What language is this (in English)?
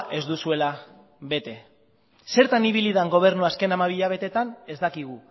Basque